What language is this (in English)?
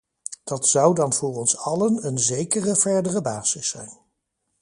Dutch